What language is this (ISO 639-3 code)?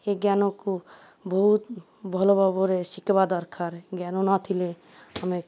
ori